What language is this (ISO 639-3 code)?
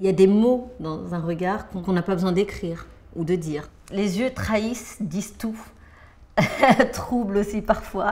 fra